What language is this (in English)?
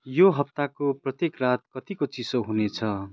Nepali